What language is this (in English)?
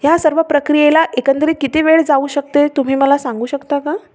Marathi